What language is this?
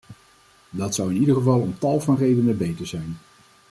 Dutch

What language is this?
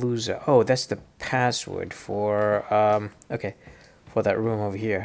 English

